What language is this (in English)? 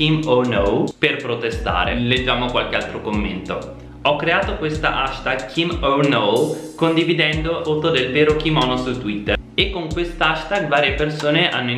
Italian